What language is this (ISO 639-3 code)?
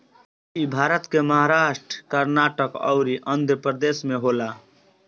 bho